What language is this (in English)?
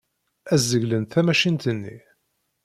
Kabyle